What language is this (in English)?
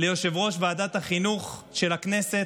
Hebrew